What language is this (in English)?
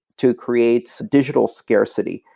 English